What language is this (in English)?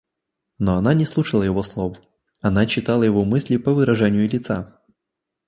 Russian